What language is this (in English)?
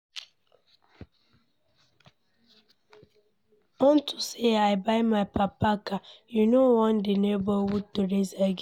Nigerian Pidgin